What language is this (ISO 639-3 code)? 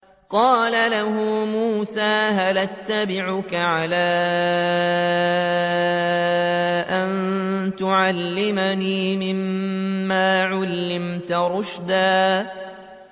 ara